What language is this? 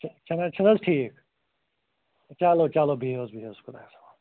Kashmiri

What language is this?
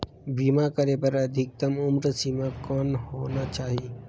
Chhattisgarhi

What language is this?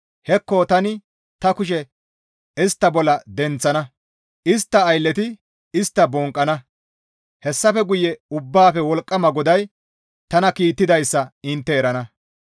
Gamo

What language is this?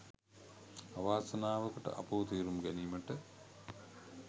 Sinhala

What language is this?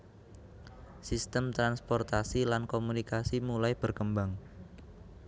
Javanese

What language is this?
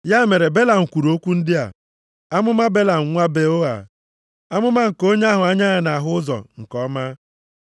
Igbo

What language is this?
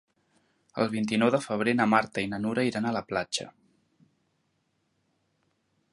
Catalan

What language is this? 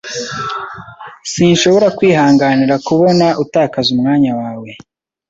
Kinyarwanda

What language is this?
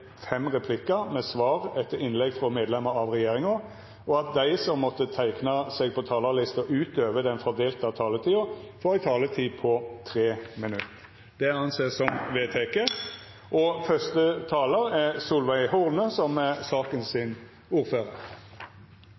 Norwegian Nynorsk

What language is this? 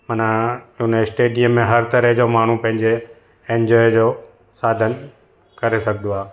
Sindhi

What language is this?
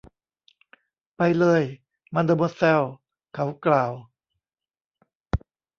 Thai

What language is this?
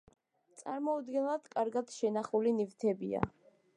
Georgian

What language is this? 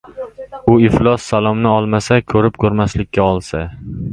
Uzbek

